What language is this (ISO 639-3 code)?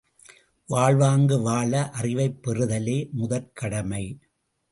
tam